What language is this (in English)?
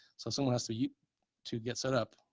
English